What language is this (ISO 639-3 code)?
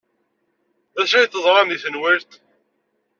kab